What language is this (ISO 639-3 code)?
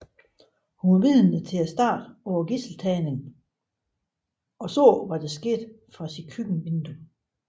dan